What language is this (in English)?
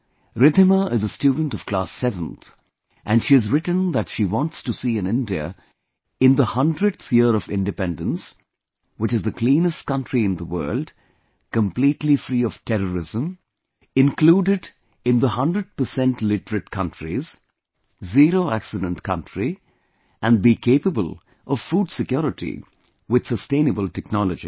English